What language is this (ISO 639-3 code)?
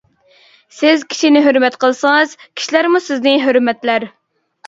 uig